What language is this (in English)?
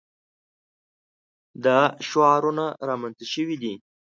Pashto